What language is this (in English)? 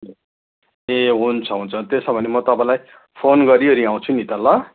Nepali